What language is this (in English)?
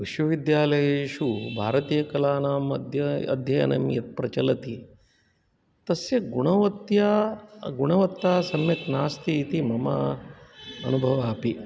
Sanskrit